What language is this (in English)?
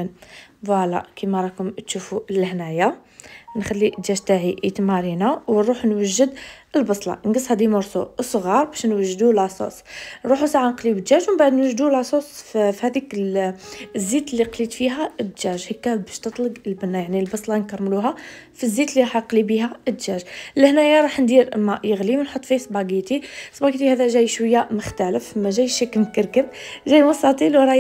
Arabic